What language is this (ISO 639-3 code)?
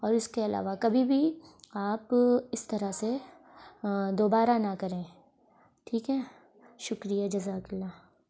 urd